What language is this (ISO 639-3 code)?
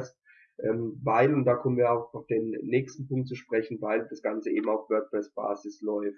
deu